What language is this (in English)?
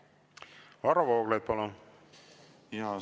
Estonian